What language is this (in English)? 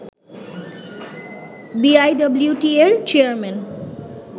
Bangla